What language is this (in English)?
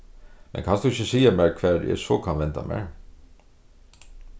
Faroese